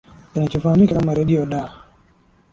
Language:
Swahili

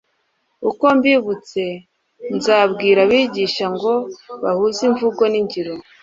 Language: Kinyarwanda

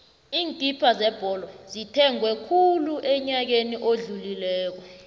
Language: South Ndebele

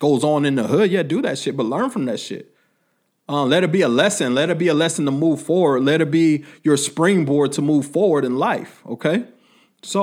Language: English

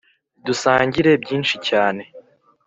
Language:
Kinyarwanda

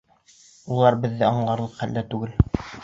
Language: Bashkir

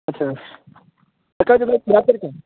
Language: Marathi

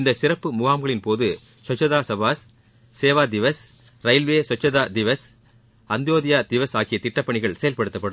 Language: Tamil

